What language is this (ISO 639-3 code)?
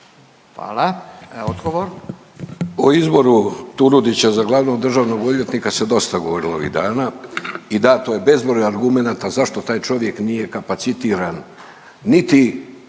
hrv